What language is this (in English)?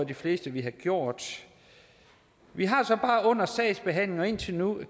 Danish